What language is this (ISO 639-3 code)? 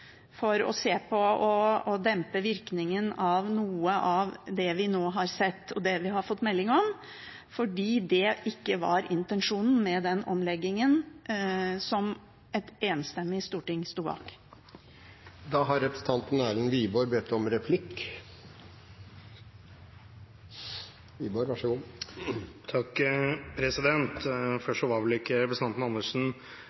nob